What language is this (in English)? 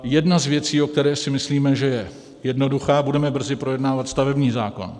Czech